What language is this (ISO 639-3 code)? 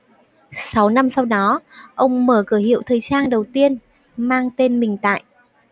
vie